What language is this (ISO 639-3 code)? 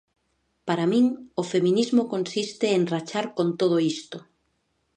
glg